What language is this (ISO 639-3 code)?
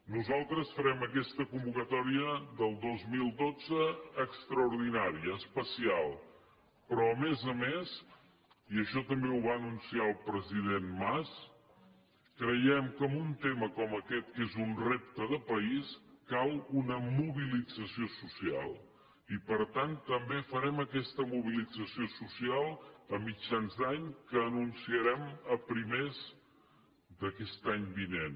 cat